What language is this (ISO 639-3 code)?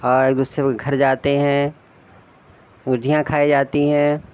urd